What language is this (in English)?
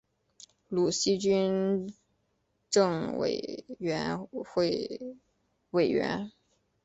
Chinese